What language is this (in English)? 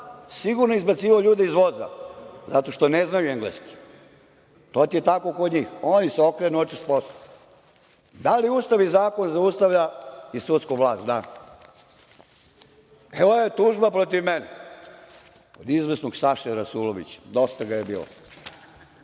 Serbian